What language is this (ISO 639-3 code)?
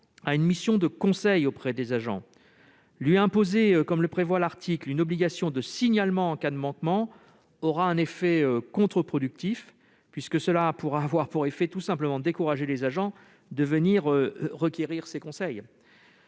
fra